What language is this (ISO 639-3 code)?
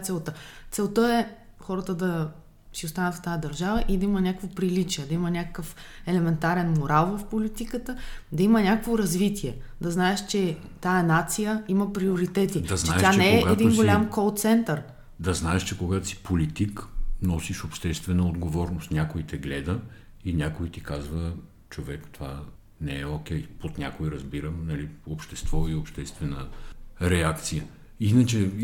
bul